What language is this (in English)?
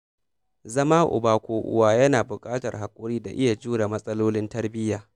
Hausa